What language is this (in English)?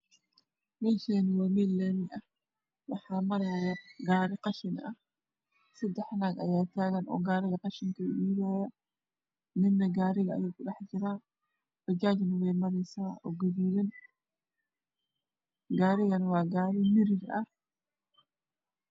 Somali